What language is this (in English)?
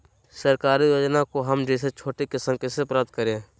Magahi